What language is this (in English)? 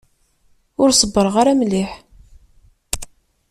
Kabyle